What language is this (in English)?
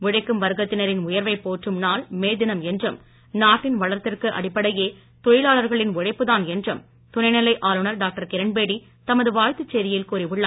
Tamil